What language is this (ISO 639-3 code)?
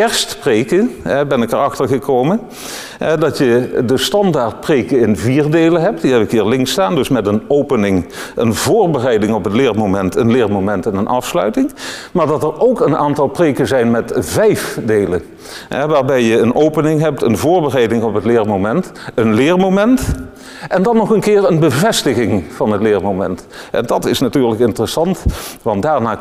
nld